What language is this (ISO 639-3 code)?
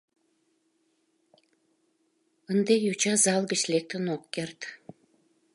chm